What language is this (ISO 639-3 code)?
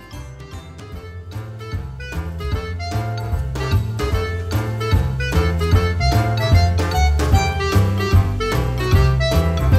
tha